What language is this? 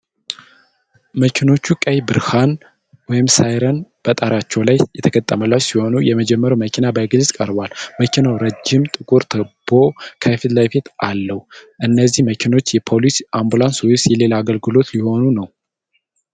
Amharic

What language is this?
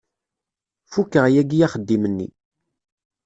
Kabyle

